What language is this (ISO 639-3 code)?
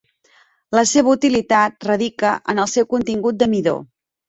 cat